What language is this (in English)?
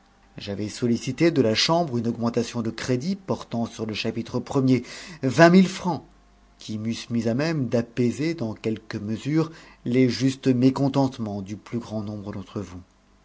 French